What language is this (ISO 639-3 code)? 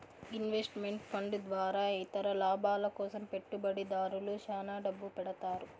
tel